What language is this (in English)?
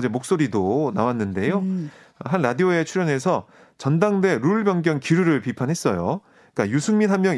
Korean